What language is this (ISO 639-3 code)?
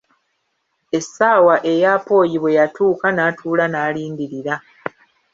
lug